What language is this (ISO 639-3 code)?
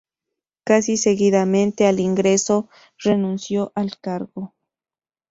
spa